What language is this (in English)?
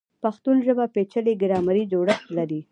Pashto